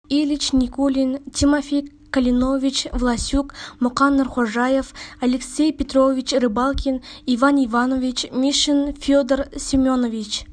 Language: Kazakh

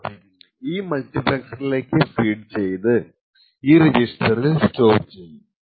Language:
Malayalam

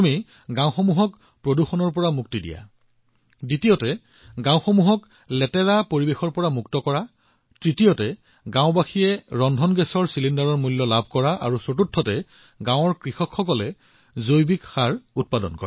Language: Assamese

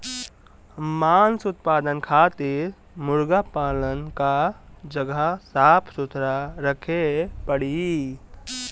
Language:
Bhojpuri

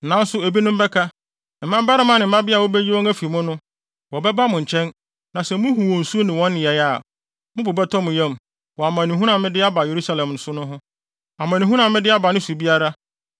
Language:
Akan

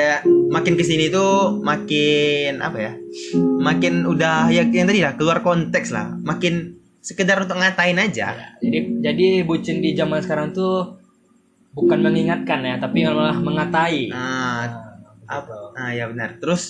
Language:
Indonesian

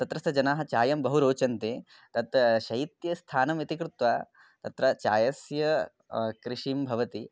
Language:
Sanskrit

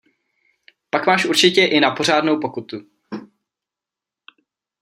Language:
Czech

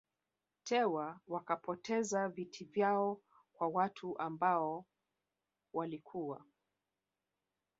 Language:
Swahili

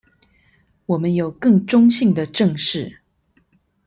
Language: Chinese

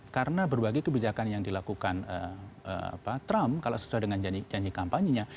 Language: Indonesian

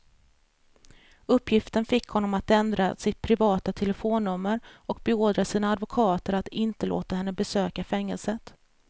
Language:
Swedish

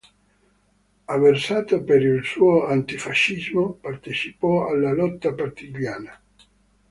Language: Italian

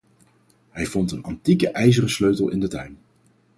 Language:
Dutch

